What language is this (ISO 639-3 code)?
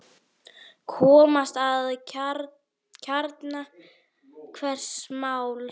isl